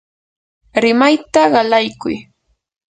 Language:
Yanahuanca Pasco Quechua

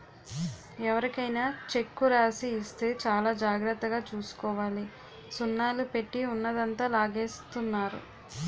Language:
Telugu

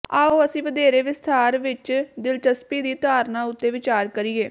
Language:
Punjabi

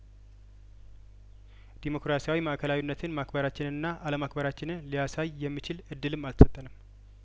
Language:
Amharic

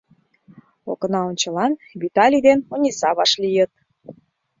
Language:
Mari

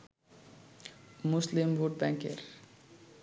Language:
Bangla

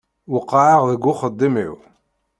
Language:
Kabyle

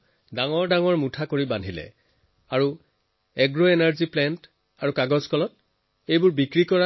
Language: Assamese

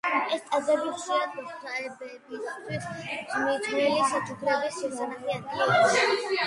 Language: Georgian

